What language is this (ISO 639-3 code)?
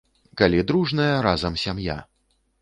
bel